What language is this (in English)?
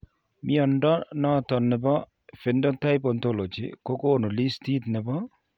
Kalenjin